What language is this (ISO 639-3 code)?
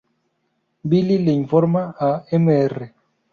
spa